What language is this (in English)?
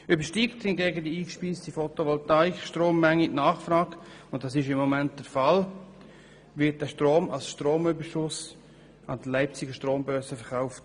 Swiss German